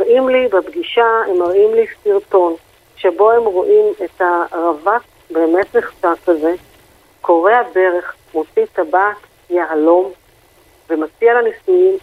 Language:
Hebrew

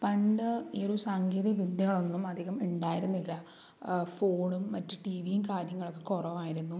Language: Malayalam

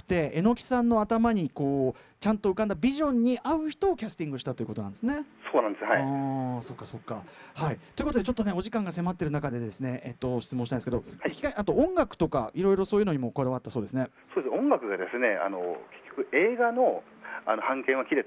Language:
Japanese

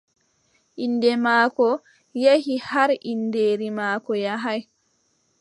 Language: Adamawa Fulfulde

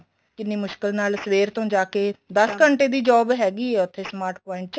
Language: Punjabi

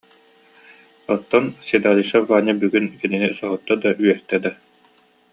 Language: Yakut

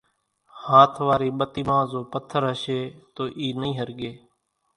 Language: Kachi Koli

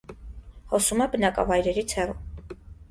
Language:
Armenian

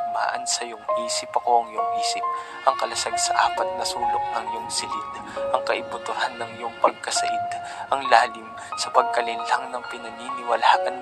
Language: Filipino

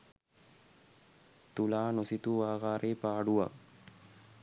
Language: Sinhala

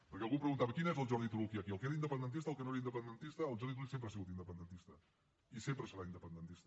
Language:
Catalan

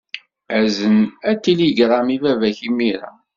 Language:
Kabyle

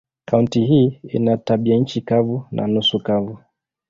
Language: Swahili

